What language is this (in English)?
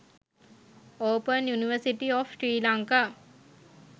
Sinhala